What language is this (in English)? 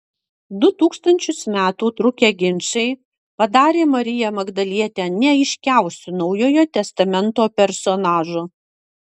Lithuanian